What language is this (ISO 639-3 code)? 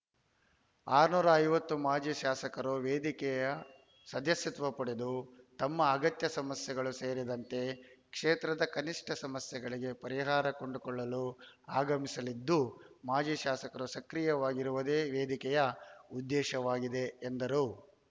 kan